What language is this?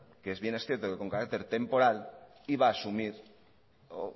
Spanish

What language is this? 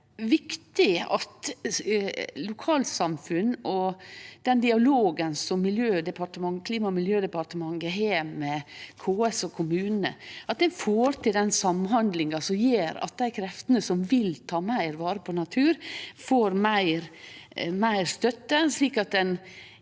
Norwegian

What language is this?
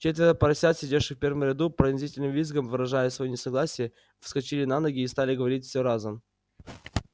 Russian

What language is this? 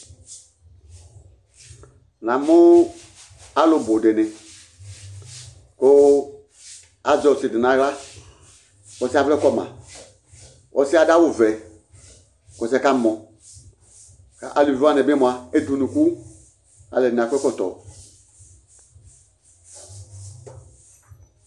Ikposo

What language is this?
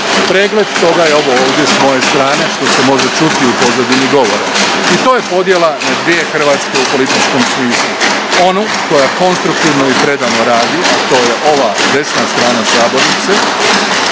Croatian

